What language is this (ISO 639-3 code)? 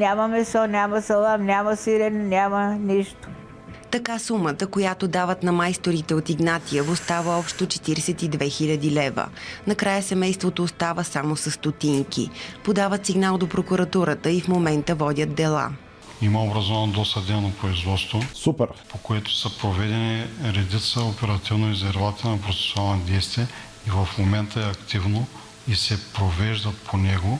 bul